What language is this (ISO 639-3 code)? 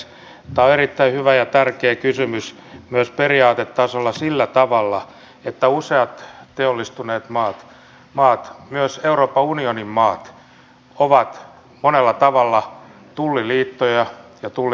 fin